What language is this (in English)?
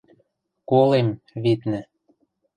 Western Mari